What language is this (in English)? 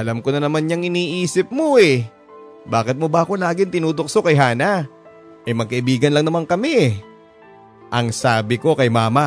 Filipino